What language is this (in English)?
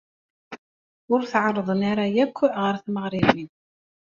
Kabyle